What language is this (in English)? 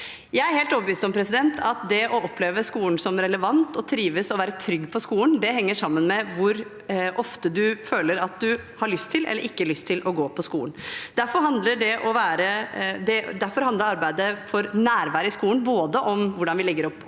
Norwegian